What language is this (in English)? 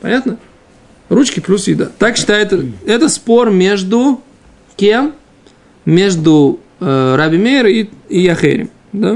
Russian